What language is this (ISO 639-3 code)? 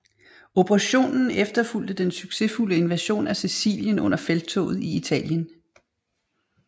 dan